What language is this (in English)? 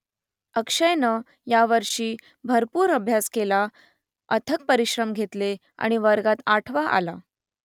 Marathi